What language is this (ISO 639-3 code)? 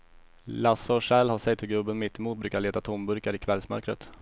swe